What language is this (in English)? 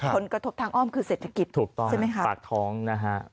Thai